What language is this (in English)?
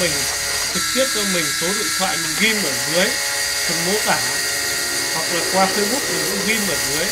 Vietnamese